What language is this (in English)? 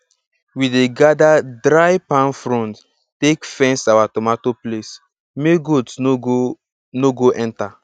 Nigerian Pidgin